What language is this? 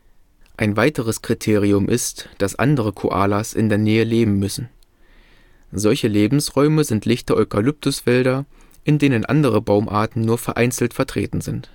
German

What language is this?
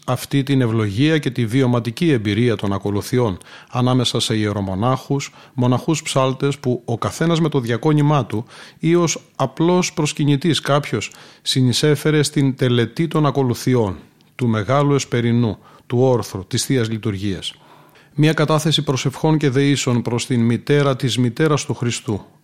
Greek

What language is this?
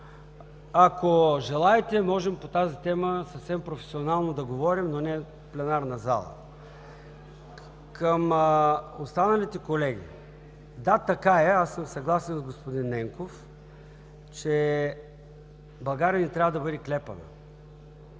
Bulgarian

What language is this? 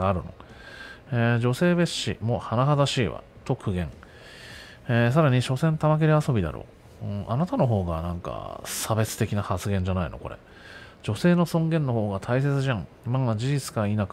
Japanese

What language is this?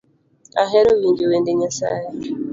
Luo (Kenya and Tanzania)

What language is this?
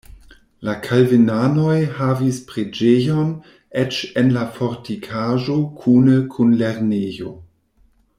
Esperanto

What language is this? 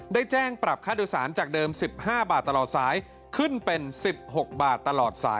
Thai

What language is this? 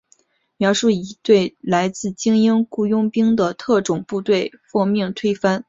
Chinese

